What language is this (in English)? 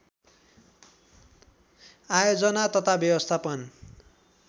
Nepali